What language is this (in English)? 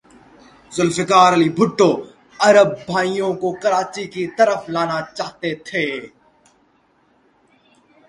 Urdu